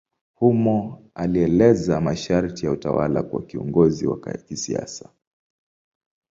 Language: Swahili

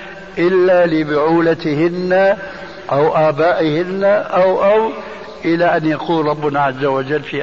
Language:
Arabic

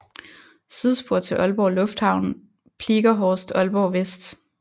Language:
Danish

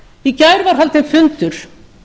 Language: Icelandic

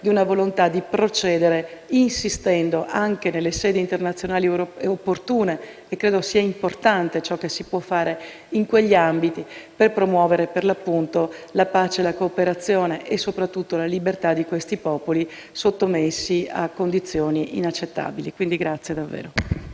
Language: Italian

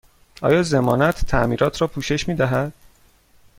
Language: Persian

